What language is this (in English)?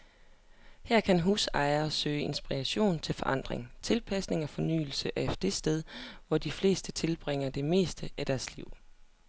Danish